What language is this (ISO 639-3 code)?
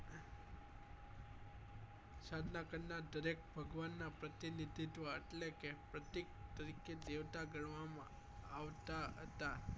guj